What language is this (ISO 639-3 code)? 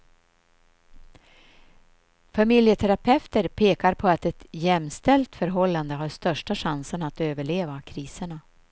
swe